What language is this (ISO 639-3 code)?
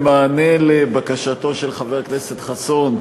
heb